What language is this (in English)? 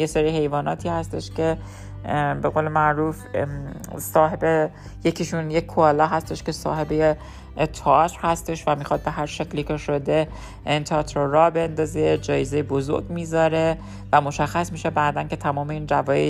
Persian